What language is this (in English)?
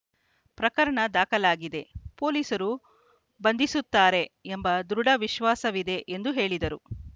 Kannada